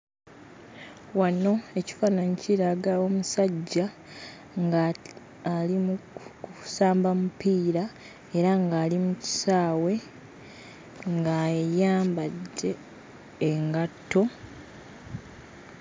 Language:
Ganda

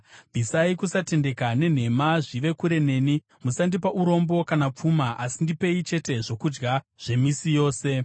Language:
Shona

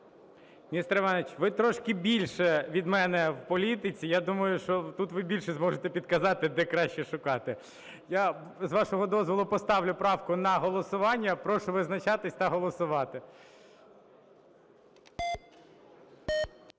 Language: Ukrainian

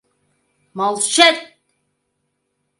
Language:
Mari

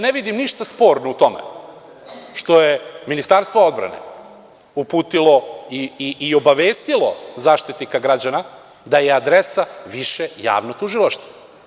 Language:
Serbian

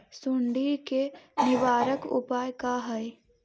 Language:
Magahi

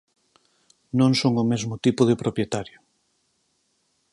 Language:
Galician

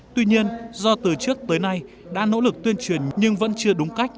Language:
Vietnamese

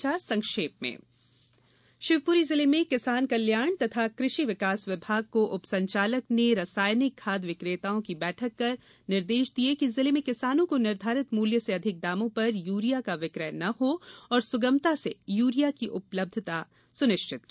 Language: Hindi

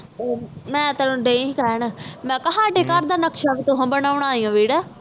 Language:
Punjabi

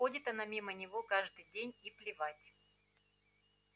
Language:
Russian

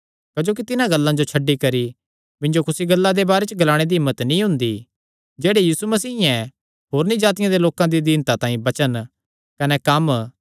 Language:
Kangri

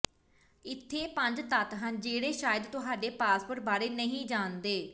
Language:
Punjabi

